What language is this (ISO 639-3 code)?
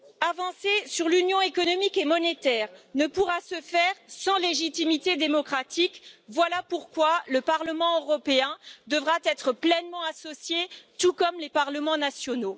fra